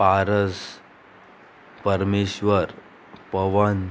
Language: Konkani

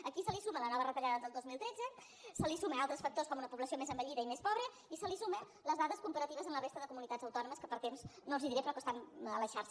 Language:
Catalan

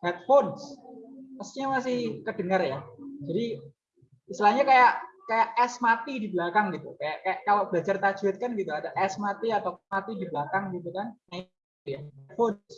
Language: Indonesian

